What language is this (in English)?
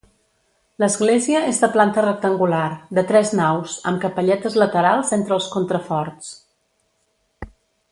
Catalan